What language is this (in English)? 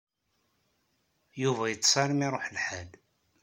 Kabyle